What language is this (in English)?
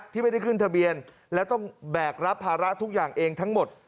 Thai